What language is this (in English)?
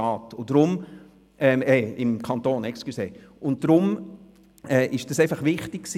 Swiss German